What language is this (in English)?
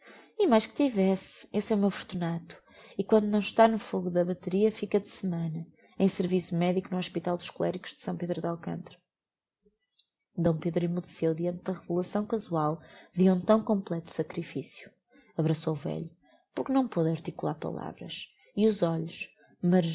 Portuguese